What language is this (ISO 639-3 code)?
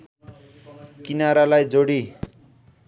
nep